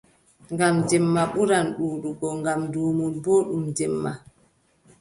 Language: Adamawa Fulfulde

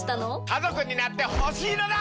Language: Japanese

